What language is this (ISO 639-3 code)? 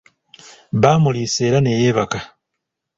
lug